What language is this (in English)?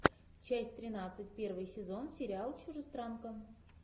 Russian